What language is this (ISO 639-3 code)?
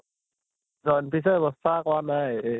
asm